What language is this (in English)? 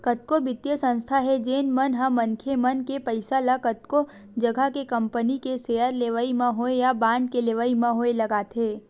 Chhattisgarhi